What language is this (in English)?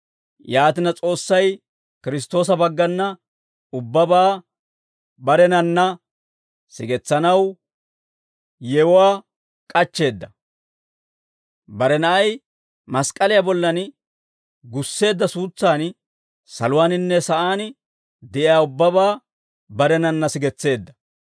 Dawro